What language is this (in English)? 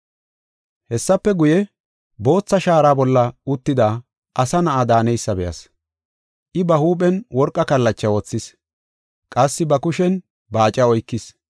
Gofa